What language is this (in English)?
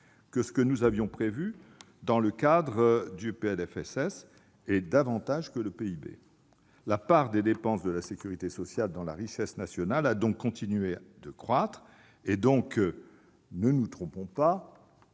French